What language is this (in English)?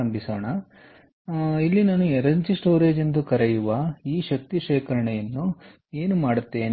Kannada